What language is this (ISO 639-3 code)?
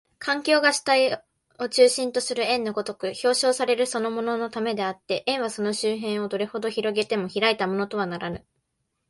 jpn